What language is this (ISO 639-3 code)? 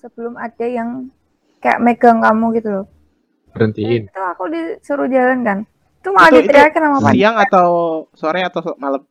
ind